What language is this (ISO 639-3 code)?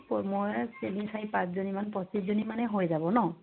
asm